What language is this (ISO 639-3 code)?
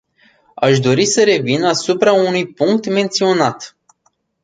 ron